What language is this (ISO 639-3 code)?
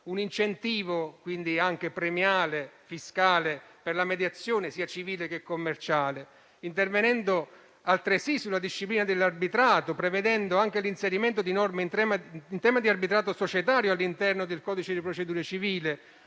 ita